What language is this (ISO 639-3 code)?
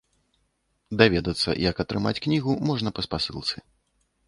bel